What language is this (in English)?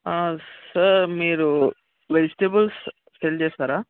Telugu